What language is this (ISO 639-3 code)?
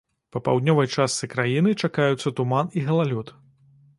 bel